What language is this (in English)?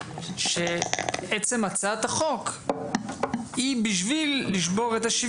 Hebrew